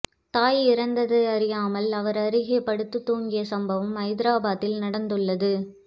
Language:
Tamil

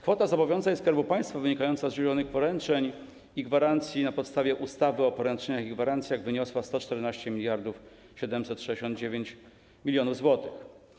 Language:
Polish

